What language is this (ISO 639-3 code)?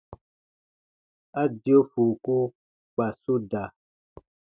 bba